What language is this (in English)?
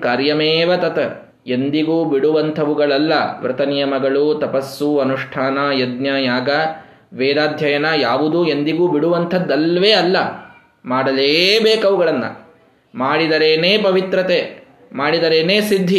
Kannada